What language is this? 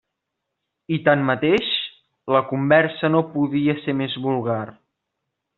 Catalan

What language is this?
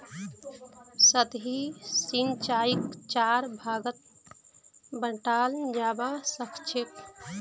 Magahi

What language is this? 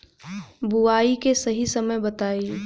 Bhojpuri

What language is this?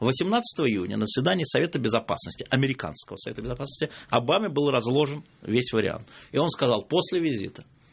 Russian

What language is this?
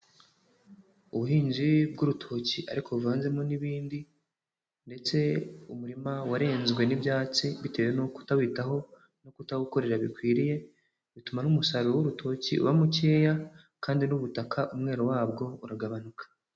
Kinyarwanda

